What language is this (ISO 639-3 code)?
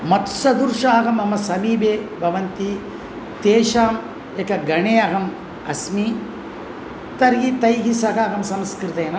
san